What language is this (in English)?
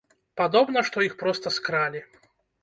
Belarusian